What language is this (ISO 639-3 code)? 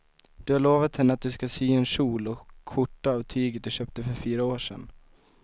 swe